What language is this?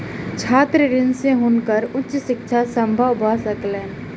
Maithili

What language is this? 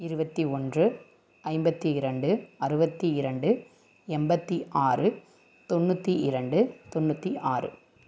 Tamil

